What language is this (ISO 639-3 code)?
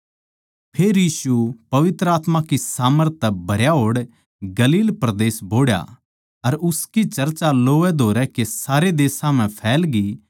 bgc